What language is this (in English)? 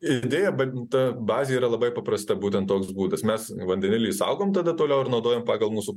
Lithuanian